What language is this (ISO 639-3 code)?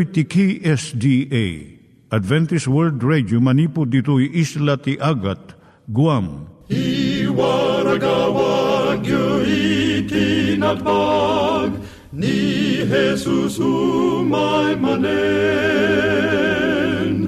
fil